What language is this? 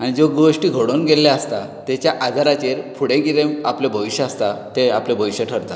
Konkani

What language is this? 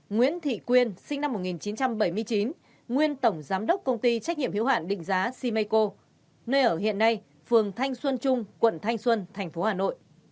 Vietnamese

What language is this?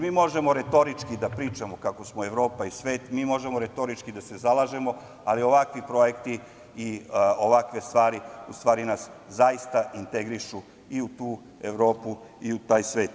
Serbian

